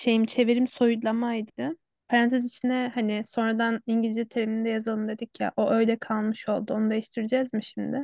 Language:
Turkish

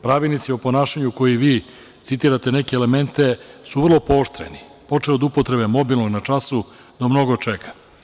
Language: Serbian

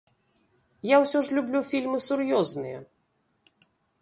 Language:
Belarusian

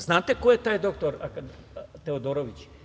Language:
Serbian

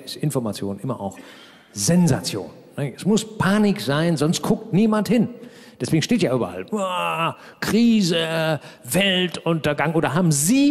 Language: German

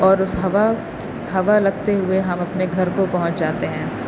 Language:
Urdu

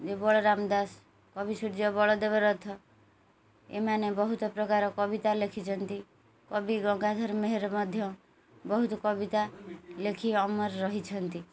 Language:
Odia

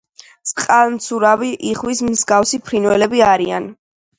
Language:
Georgian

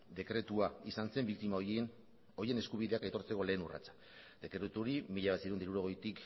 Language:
Basque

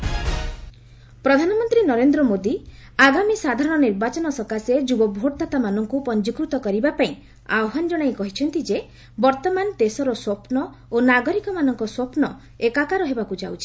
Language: Odia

